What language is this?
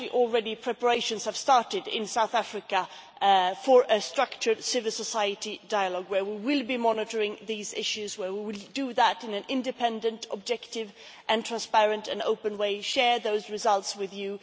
English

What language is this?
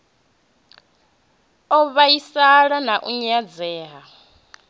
Venda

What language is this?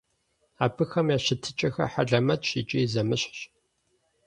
Kabardian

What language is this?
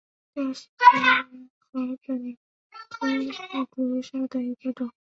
Chinese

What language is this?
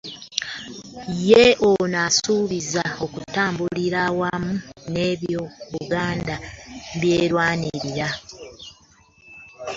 Ganda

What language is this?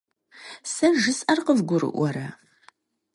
Kabardian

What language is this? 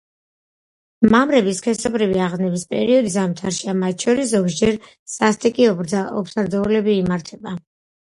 Georgian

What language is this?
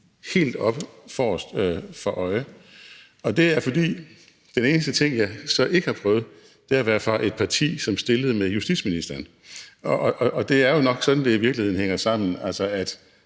Danish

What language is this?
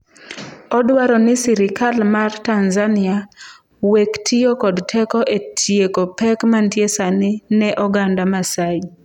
Luo (Kenya and Tanzania)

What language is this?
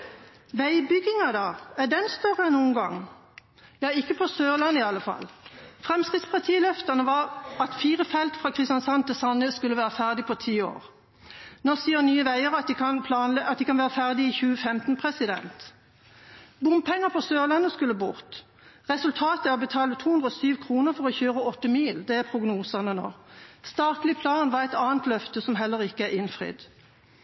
Norwegian Bokmål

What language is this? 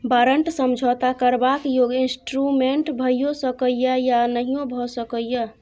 Maithili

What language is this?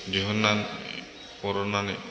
Bodo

